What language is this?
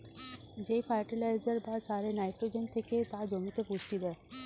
Bangla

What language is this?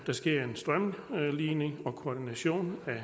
Danish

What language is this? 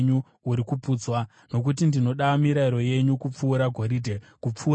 Shona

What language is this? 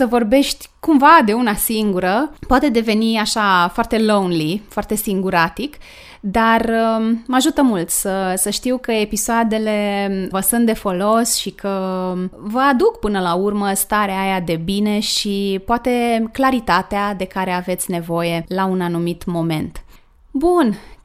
Romanian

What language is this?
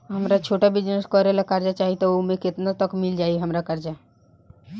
Bhojpuri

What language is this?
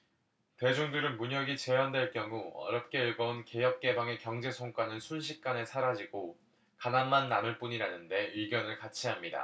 Korean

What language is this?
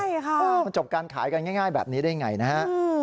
Thai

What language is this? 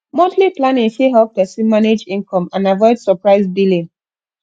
Nigerian Pidgin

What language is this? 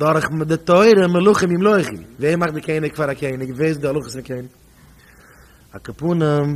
Dutch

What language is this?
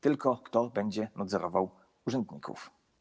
Polish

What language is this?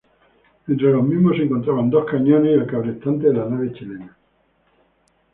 Spanish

